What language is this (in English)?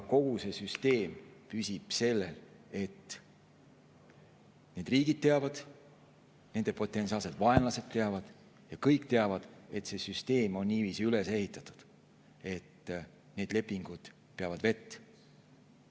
Estonian